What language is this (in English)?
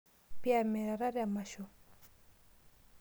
Masai